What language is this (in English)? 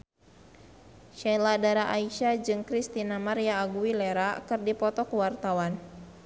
Sundanese